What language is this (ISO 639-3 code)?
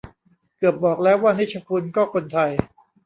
tha